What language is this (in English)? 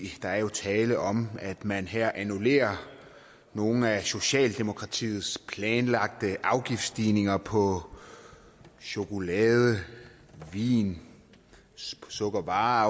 Danish